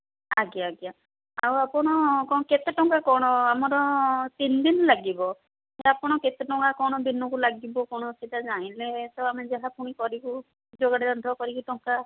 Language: Odia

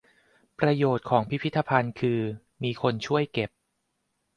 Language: Thai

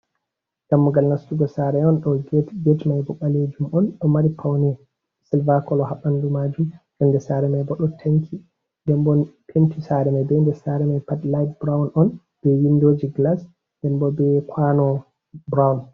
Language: Fula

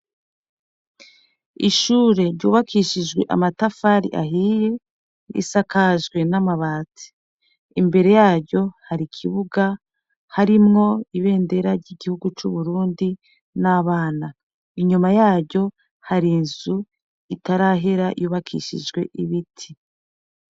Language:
Rundi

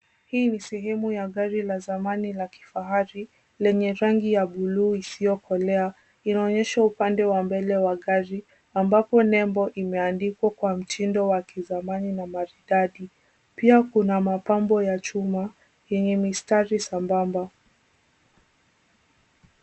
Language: Swahili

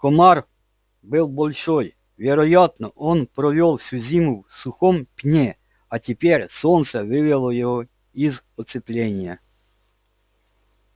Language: Russian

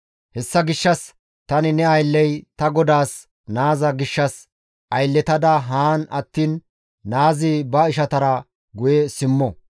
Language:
Gamo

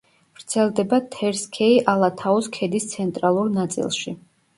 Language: Georgian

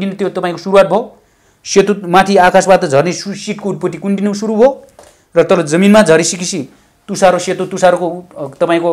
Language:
Romanian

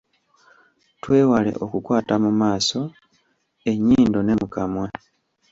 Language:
Ganda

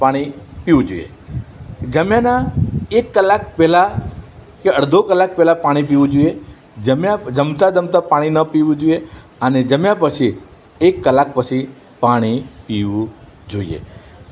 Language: Gujarati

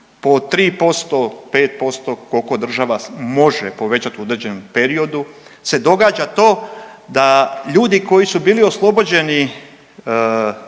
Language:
Croatian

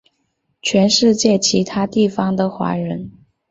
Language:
Chinese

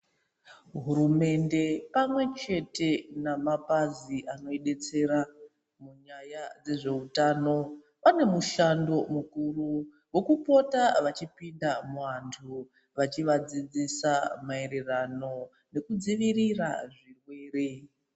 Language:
Ndau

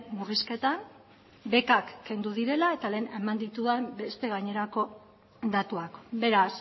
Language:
Basque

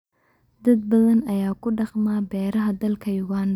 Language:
Somali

